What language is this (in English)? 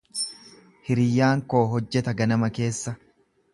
Oromo